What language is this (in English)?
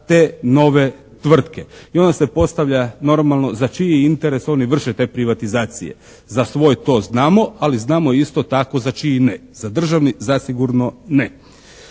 Croatian